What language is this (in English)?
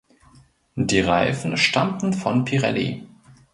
German